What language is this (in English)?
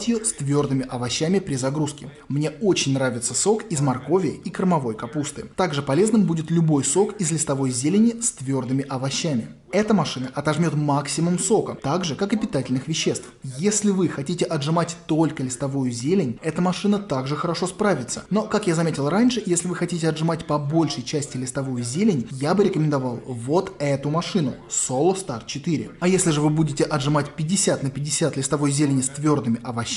Russian